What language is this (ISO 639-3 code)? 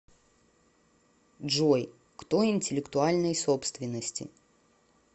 rus